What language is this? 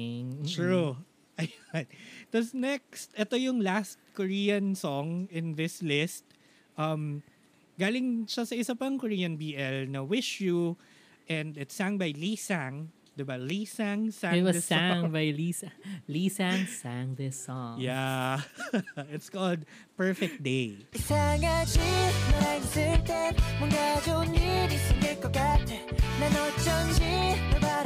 Filipino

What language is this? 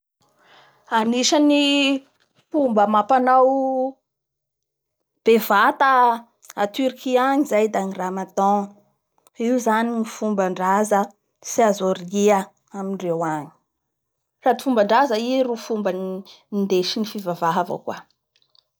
Bara Malagasy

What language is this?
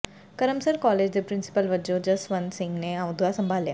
Punjabi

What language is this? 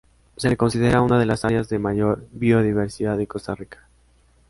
Spanish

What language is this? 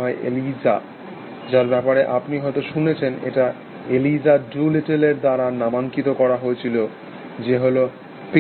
Bangla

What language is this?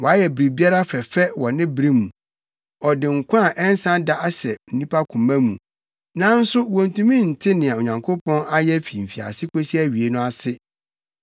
Akan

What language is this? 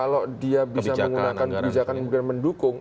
Indonesian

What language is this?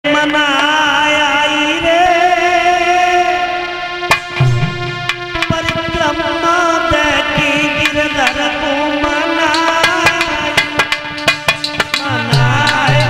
Punjabi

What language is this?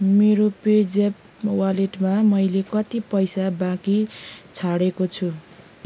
Nepali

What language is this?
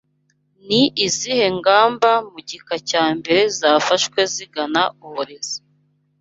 Kinyarwanda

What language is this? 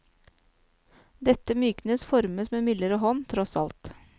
Norwegian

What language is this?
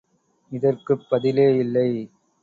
Tamil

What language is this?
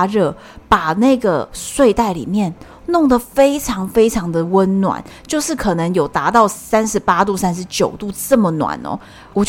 Chinese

